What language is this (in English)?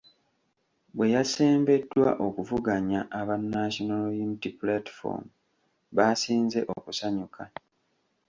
Ganda